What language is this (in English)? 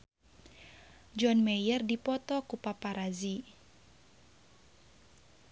Sundanese